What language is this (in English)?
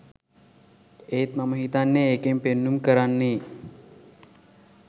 Sinhala